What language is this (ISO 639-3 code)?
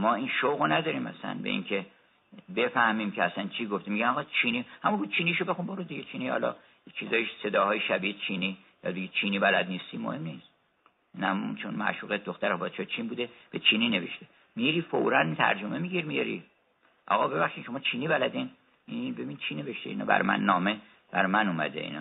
fas